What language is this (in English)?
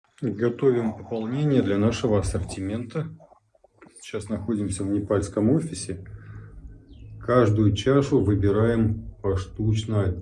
Russian